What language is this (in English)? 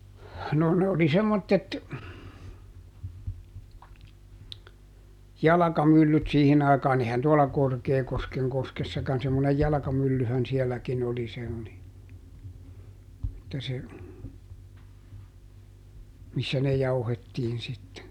Finnish